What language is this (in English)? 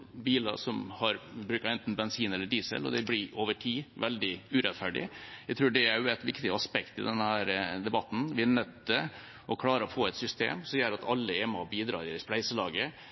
Norwegian Bokmål